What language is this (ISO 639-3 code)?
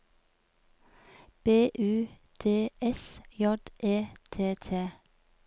nor